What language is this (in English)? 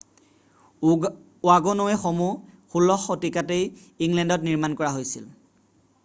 Assamese